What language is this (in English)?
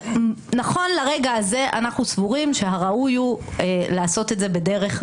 Hebrew